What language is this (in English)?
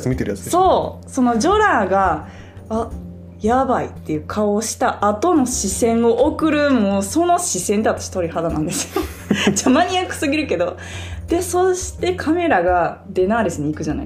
Japanese